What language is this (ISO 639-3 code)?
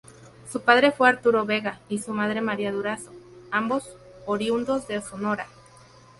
spa